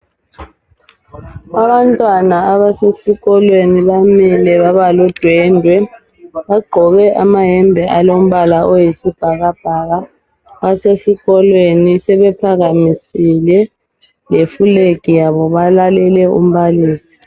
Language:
North Ndebele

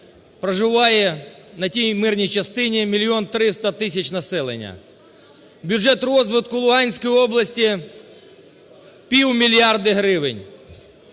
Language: Ukrainian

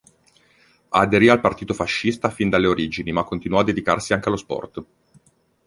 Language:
Italian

